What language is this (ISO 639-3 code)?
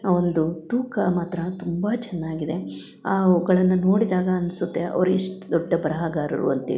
kan